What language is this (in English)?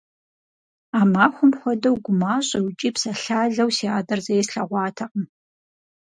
Kabardian